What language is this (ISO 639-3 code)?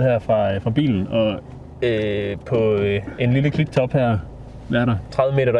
dan